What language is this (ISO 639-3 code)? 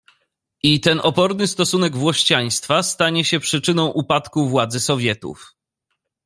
pol